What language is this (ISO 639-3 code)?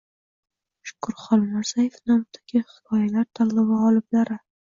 uzb